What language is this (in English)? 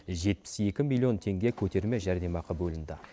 Kazakh